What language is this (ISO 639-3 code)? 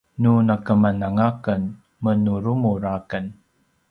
pwn